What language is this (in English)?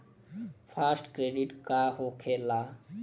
Bhojpuri